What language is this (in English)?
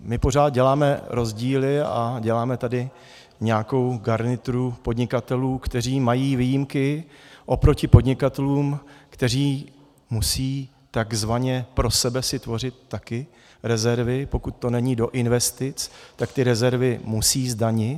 Czech